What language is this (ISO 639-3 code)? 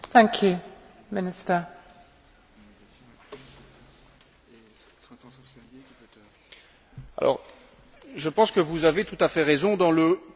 fra